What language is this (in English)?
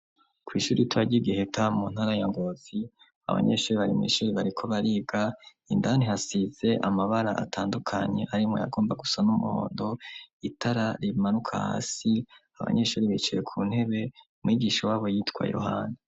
Rundi